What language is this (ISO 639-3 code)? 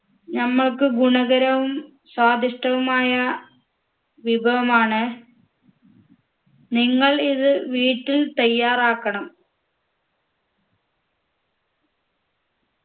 mal